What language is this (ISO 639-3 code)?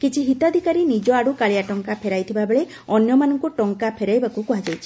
ori